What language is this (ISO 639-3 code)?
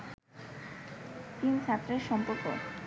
ben